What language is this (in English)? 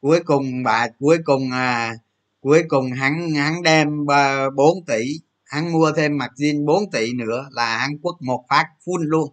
Vietnamese